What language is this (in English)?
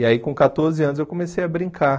Portuguese